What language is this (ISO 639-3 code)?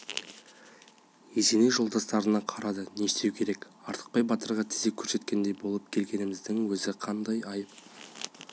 kaz